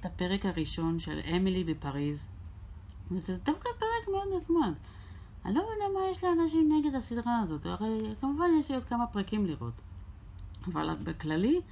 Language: Hebrew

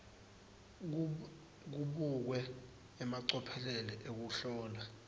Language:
Swati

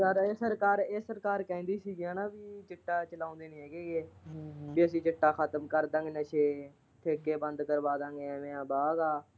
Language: Punjabi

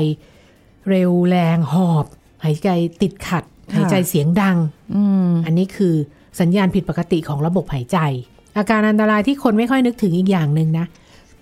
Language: Thai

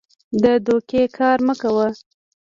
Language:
Pashto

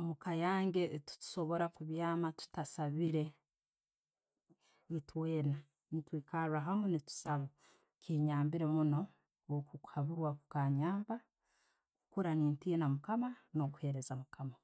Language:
Tooro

